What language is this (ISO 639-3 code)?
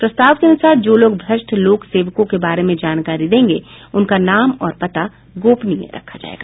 hin